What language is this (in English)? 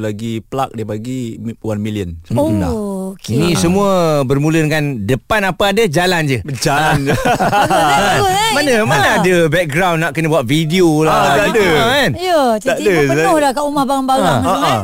Malay